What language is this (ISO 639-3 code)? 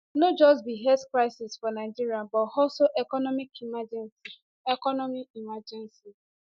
pcm